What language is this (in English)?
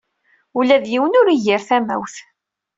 Kabyle